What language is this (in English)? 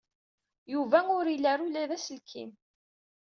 Kabyle